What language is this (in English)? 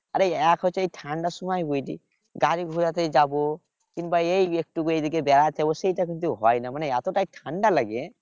Bangla